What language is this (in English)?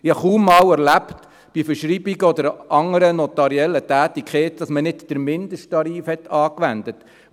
Swiss German